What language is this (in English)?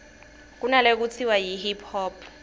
Swati